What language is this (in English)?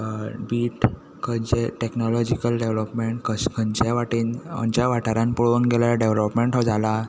Konkani